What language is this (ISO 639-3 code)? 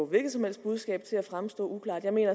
dan